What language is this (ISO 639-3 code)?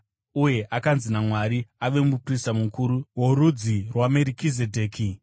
sna